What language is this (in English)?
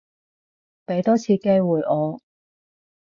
Cantonese